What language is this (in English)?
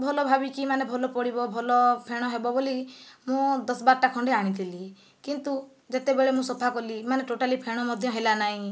Odia